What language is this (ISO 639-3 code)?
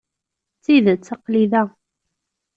kab